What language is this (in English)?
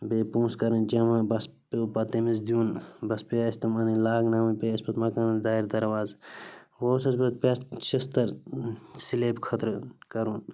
Kashmiri